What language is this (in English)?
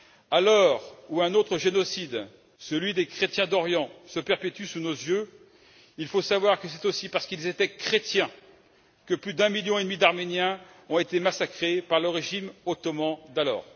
French